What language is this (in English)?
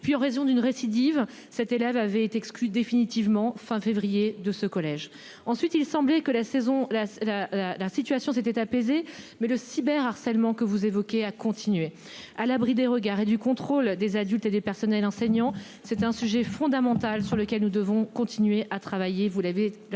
French